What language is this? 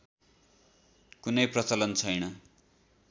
Nepali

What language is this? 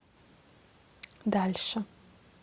Russian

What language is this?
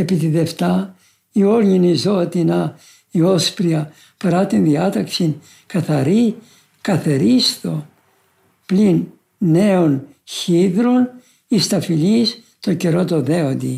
Greek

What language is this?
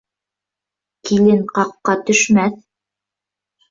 Bashkir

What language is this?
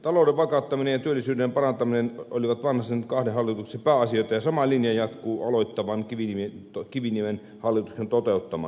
Finnish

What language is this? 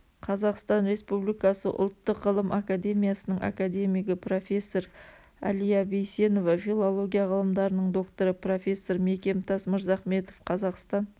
Kazakh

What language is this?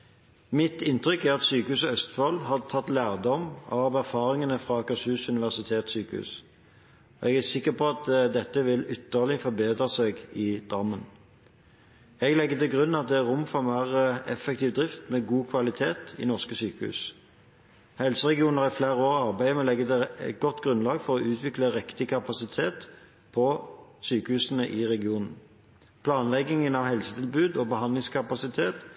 Norwegian Bokmål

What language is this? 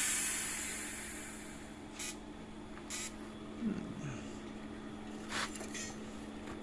Indonesian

